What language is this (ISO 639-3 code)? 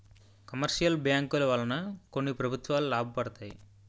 tel